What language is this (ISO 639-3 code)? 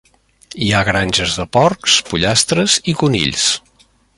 cat